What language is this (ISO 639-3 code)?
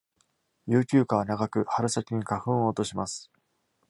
jpn